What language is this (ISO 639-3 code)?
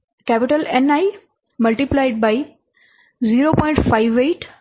guj